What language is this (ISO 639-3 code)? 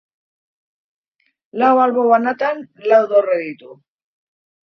eus